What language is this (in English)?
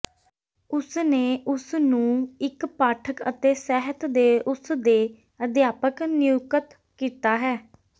Punjabi